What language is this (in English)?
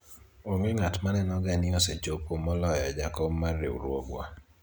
Luo (Kenya and Tanzania)